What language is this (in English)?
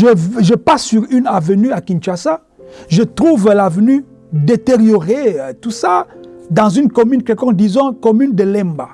French